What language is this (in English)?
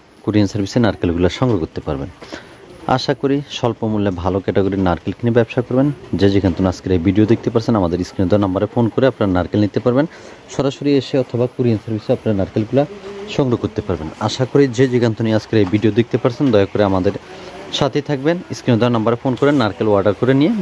Bangla